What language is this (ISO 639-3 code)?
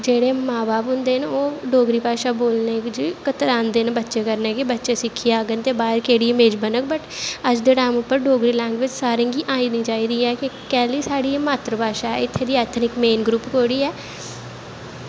doi